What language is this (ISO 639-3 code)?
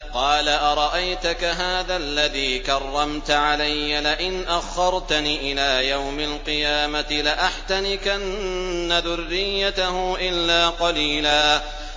ara